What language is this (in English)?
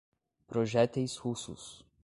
Portuguese